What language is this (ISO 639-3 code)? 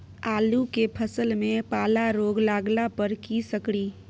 mai